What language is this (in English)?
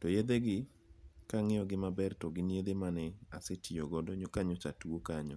Luo (Kenya and Tanzania)